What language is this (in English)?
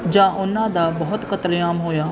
Punjabi